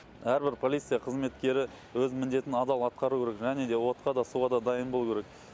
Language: Kazakh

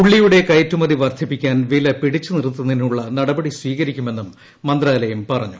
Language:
Malayalam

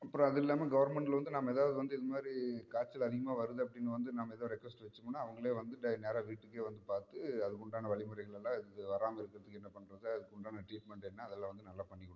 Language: Tamil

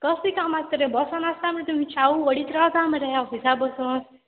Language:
Konkani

